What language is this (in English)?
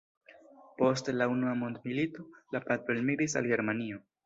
Esperanto